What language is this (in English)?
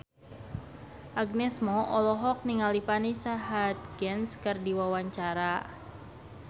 Sundanese